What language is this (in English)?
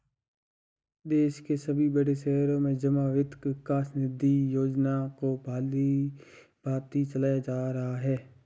Hindi